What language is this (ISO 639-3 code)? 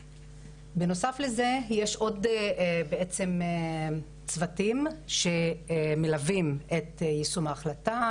heb